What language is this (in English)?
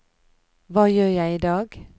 Norwegian